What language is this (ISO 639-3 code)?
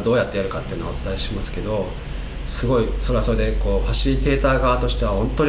jpn